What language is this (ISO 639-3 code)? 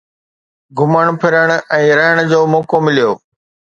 snd